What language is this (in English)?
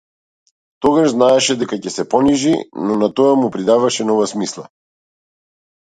Macedonian